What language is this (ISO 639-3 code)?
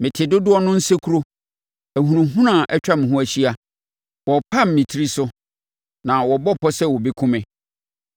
aka